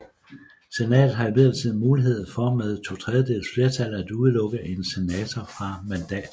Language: Danish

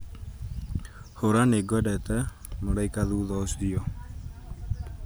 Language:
Kikuyu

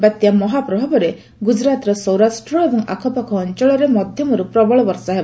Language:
Odia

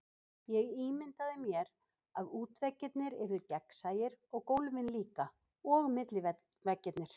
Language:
Icelandic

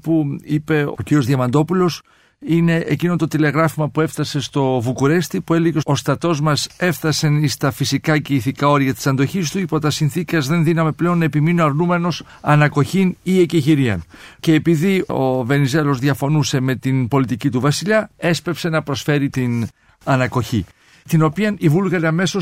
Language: Greek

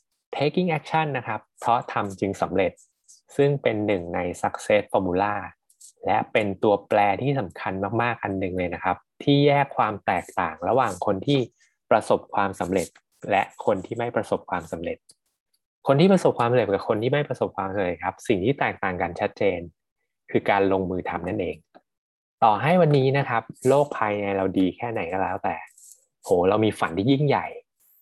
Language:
Thai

